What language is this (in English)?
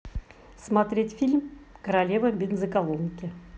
Russian